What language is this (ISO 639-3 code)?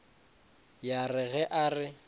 nso